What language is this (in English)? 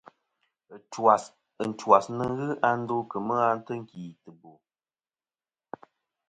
Kom